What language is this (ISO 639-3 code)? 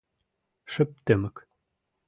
chm